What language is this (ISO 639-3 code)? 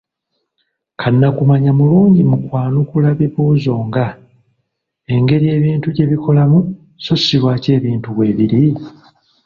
lug